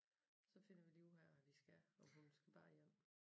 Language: Danish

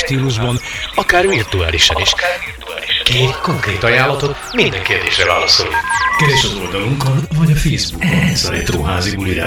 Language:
Hungarian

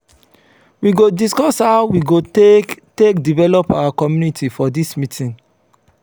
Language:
Nigerian Pidgin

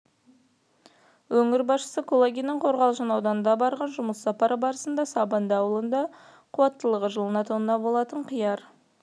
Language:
Kazakh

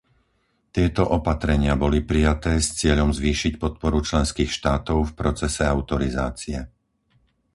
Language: Slovak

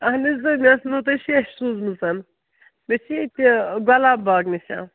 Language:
Kashmiri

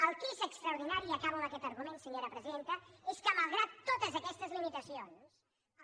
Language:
Catalan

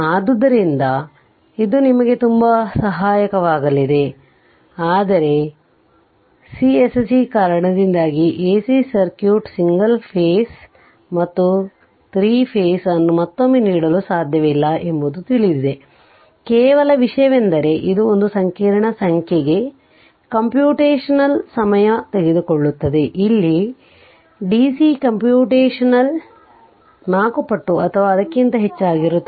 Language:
Kannada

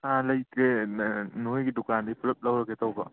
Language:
Manipuri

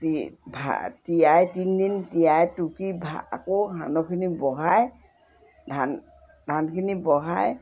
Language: Assamese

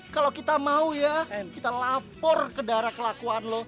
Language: Indonesian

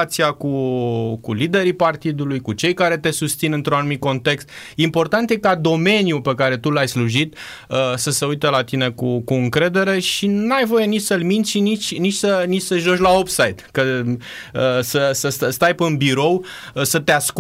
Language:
Romanian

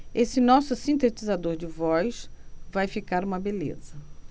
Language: Portuguese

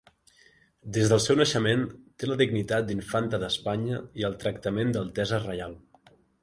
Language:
Catalan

